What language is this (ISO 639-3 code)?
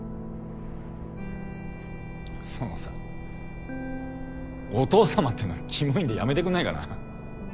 jpn